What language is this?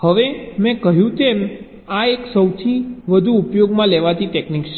Gujarati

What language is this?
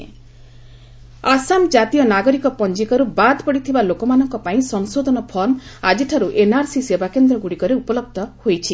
Odia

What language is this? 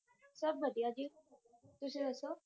Punjabi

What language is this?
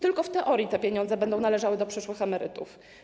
Polish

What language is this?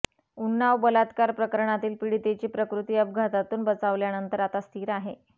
Marathi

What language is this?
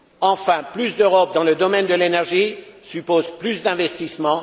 French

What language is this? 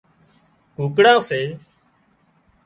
Wadiyara Koli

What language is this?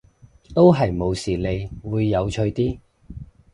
Cantonese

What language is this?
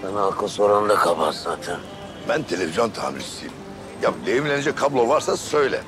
Turkish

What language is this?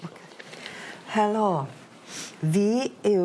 Welsh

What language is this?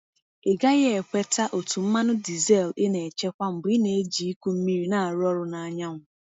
Igbo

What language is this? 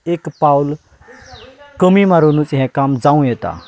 Konkani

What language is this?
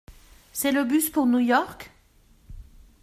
French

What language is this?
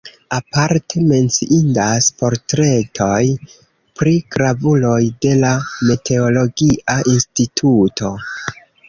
Esperanto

